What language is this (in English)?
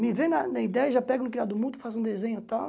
Portuguese